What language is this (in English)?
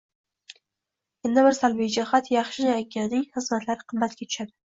Uzbek